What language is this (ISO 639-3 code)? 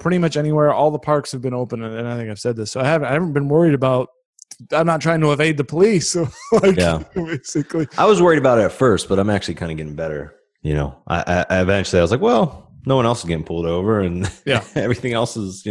eng